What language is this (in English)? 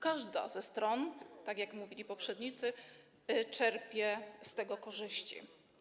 Polish